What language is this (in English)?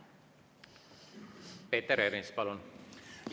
Estonian